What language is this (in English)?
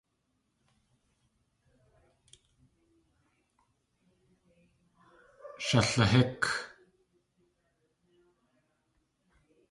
Tlingit